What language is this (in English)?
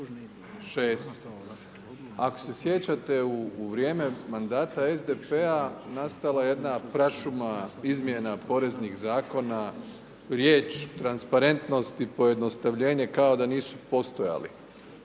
Croatian